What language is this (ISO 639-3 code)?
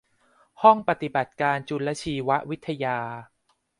tha